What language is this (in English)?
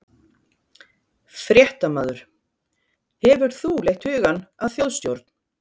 Icelandic